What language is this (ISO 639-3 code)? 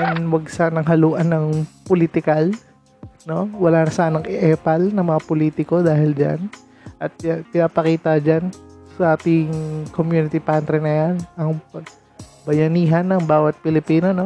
fil